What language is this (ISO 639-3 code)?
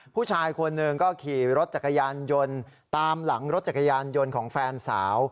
tha